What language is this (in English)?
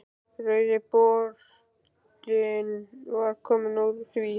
Icelandic